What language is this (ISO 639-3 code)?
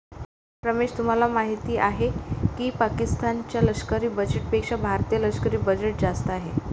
mar